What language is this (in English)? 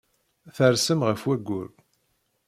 Kabyle